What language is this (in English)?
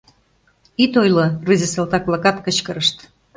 Mari